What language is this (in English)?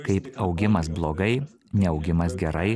Lithuanian